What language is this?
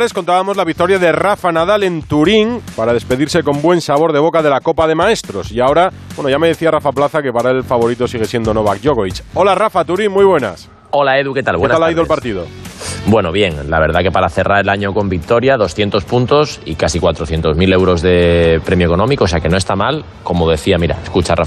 Spanish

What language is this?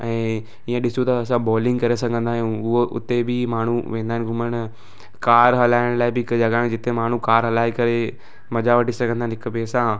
Sindhi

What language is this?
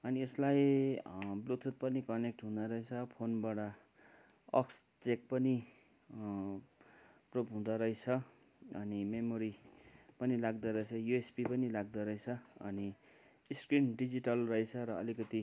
Nepali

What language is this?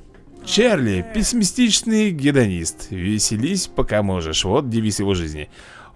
Russian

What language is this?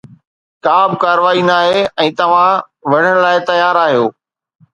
Sindhi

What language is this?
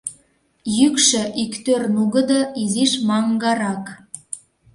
Mari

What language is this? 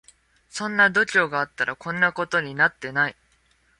Japanese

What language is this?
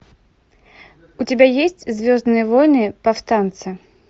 Russian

